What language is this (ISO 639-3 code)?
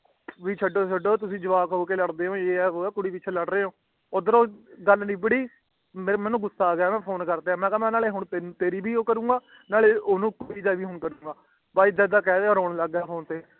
pan